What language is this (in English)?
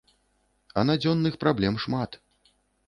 Belarusian